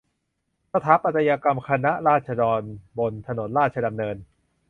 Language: Thai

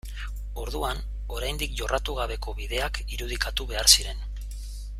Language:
Basque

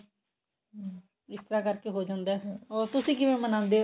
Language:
Punjabi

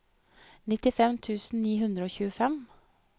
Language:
Norwegian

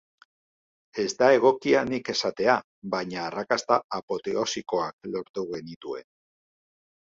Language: Basque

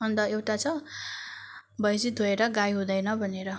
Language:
Nepali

